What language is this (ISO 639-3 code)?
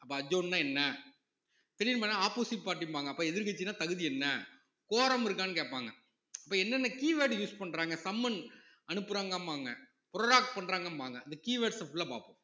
tam